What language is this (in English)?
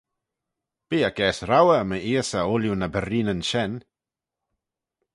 Manx